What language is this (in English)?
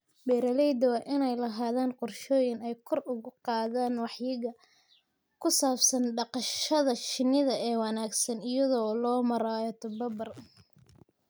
Somali